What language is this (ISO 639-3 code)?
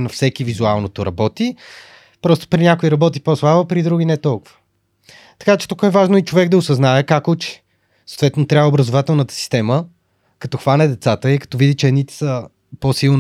bul